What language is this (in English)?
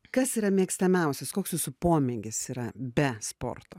Lithuanian